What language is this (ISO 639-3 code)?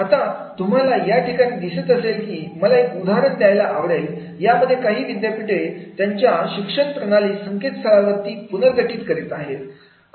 mar